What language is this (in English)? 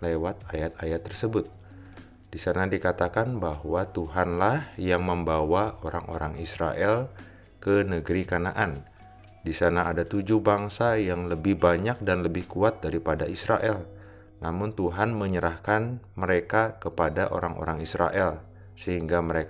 Indonesian